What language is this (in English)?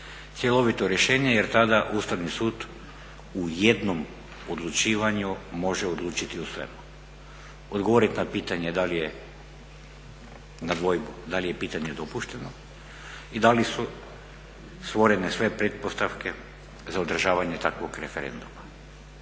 Croatian